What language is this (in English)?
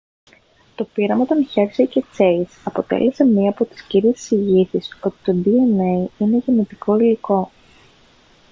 Greek